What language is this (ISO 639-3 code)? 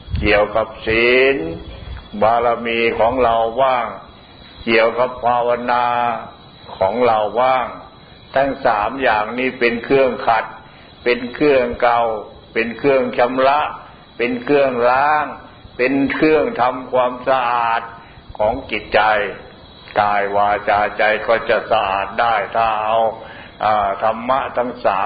tha